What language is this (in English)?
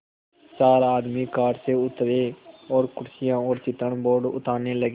Hindi